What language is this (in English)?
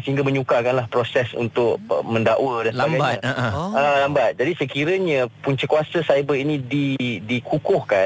Malay